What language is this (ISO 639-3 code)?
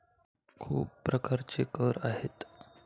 mar